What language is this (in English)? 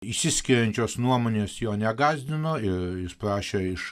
Lithuanian